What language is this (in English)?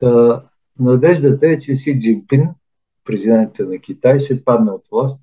Bulgarian